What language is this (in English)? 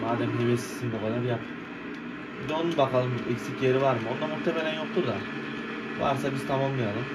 Turkish